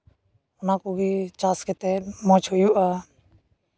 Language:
Santali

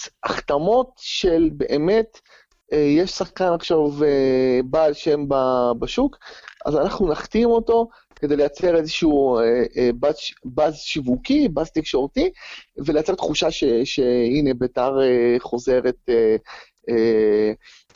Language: Hebrew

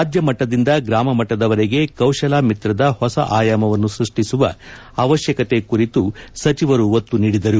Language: Kannada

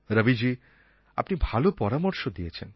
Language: Bangla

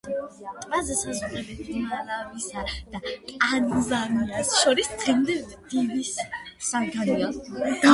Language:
Georgian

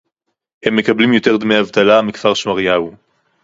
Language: Hebrew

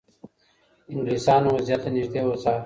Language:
Pashto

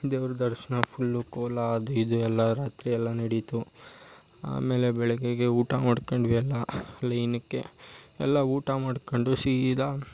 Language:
Kannada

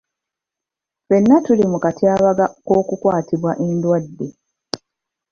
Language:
Ganda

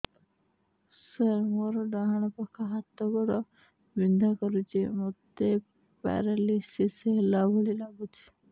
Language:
Odia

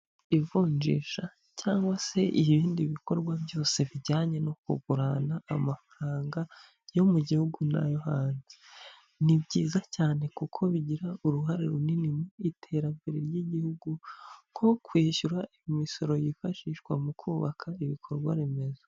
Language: Kinyarwanda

